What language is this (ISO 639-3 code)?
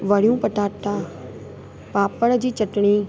snd